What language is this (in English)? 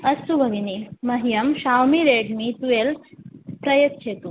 Sanskrit